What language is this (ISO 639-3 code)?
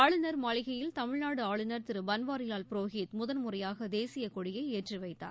tam